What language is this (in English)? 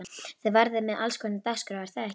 Icelandic